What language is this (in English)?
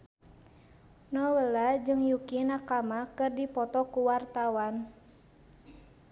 Sundanese